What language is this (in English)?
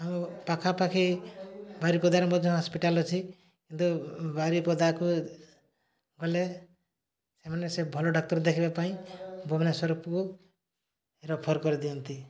Odia